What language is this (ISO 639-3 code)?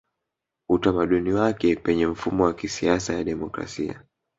swa